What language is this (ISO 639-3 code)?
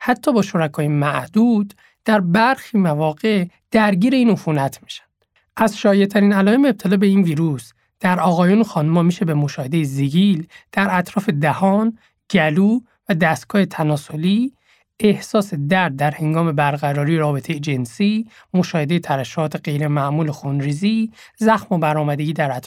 fas